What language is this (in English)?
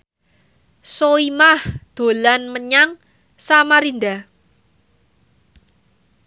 Javanese